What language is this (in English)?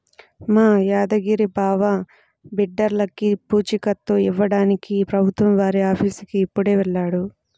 Telugu